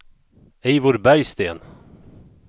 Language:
Swedish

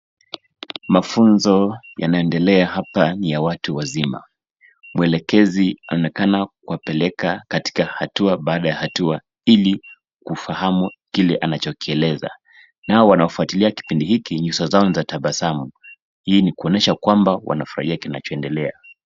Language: Swahili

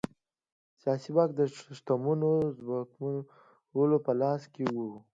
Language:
Pashto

